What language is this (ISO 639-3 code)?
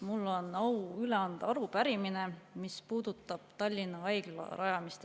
est